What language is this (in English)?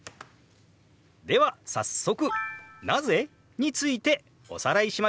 Japanese